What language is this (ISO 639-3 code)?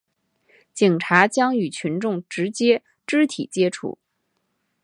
zho